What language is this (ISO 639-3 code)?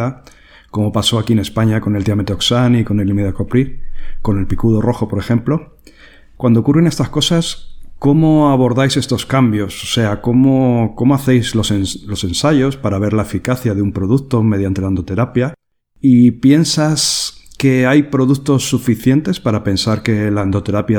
spa